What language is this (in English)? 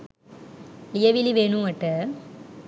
Sinhala